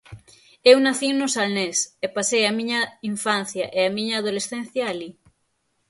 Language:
Galician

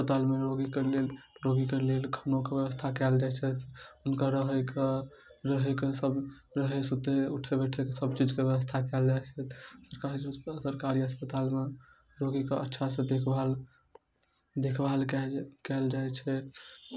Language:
Maithili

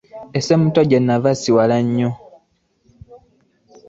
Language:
Ganda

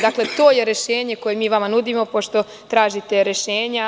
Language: Serbian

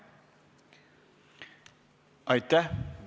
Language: Estonian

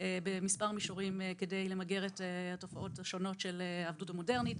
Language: Hebrew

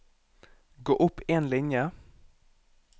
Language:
Norwegian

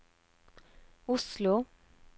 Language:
Norwegian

